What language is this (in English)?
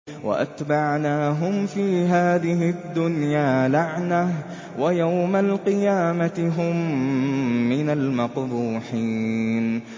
Arabic